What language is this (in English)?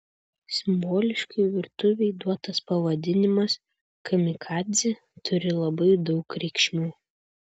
Lithuanian